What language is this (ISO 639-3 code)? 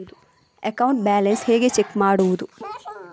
kan